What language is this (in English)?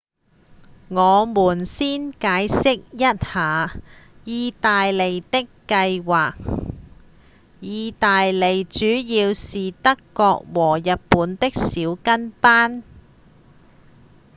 Cantonese